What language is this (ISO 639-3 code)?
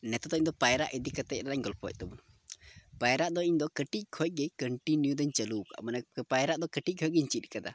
sat